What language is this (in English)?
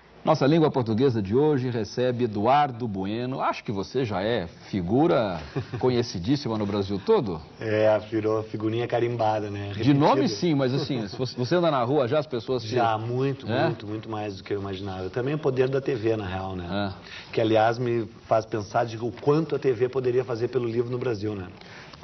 Portuguese